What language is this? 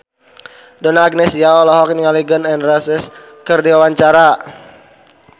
Sundanese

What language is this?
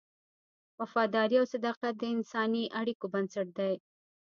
Pashto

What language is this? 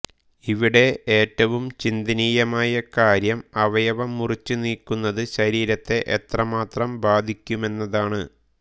Malayalam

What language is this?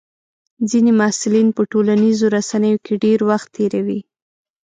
Pashto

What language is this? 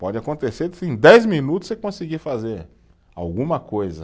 Portuguese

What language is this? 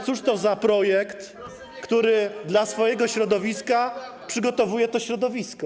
Polish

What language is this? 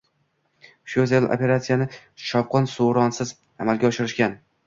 Uzbek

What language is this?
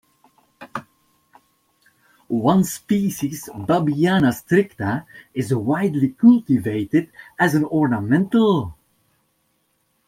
English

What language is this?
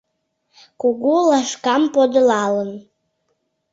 Mari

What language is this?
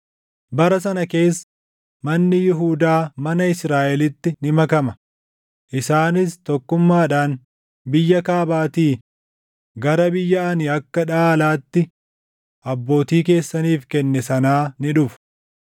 Oromo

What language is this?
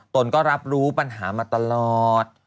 Thai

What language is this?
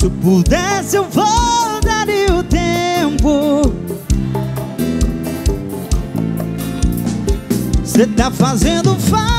Portuguese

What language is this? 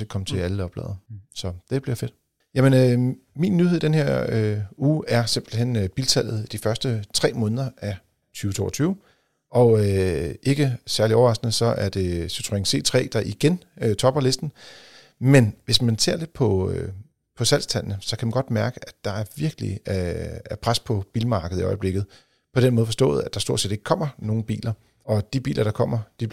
Danish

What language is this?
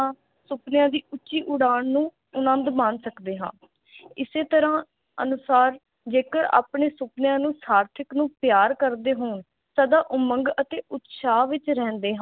Punjabi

